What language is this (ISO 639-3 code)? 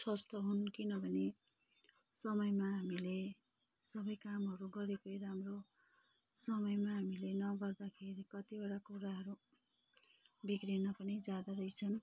nep